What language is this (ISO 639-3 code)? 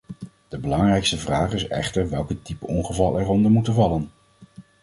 nld